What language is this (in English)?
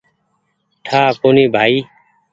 Goaria